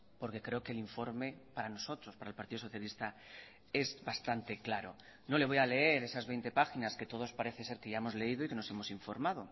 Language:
Spanish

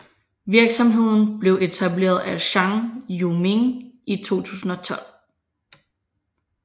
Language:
Danish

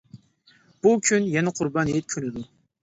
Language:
Uyghur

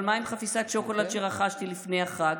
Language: Hebrew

